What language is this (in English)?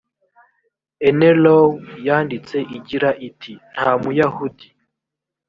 Kinyarwanda